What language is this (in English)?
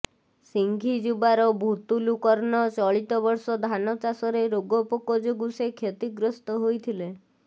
Odia